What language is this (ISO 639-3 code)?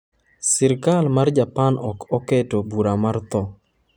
luo